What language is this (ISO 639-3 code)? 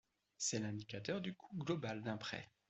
fra